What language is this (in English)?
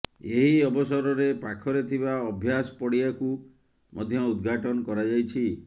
Odia